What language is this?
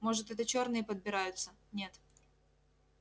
Russian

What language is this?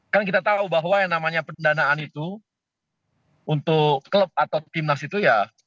Indonesian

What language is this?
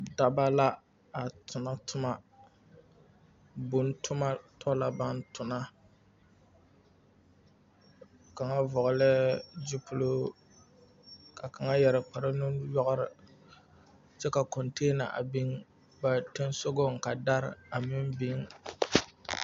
Southern Dagaare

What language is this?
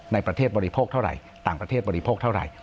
Thai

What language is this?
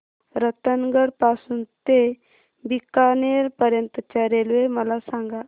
Marathi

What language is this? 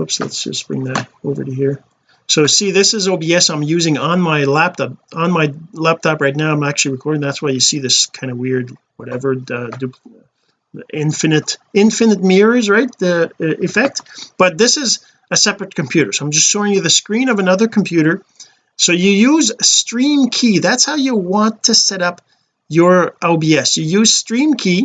English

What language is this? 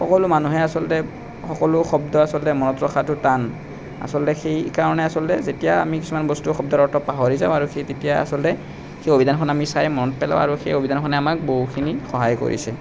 Assamese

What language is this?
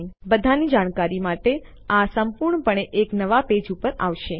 Gujarati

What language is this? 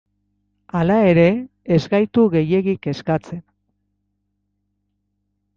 Basque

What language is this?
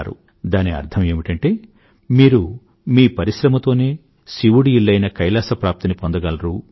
Telugu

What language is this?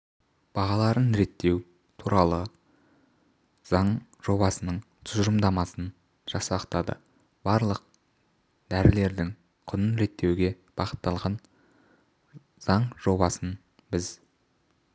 Kazakh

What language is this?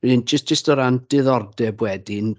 Welsh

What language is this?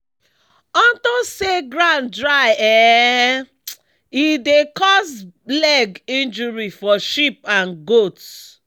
Nigerian Pidgin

